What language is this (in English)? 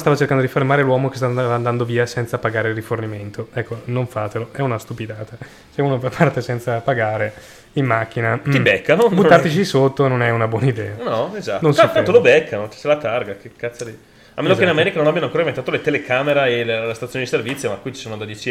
Italian